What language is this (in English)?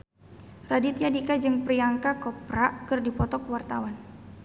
Sundanese